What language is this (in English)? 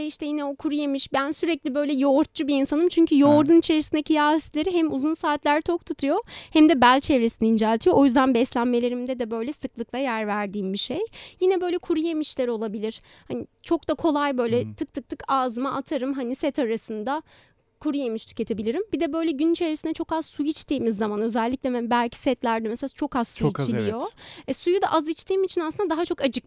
Turkish